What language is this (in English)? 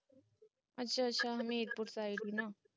Punjabi